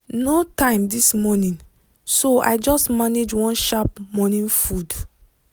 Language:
Nigerian Pidgin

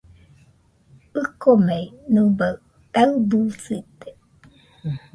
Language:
Nüpode Huitoto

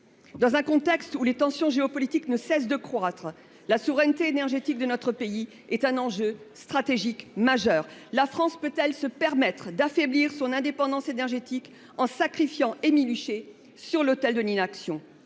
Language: French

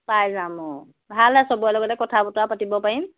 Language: Assamese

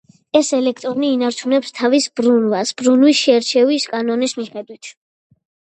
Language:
Georgian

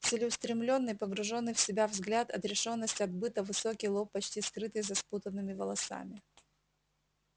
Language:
Russian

